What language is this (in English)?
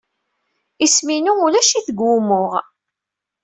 Kabyle